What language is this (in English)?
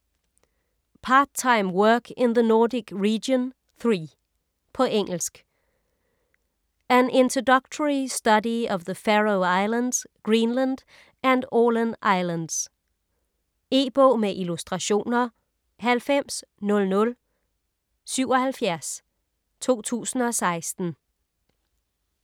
Danish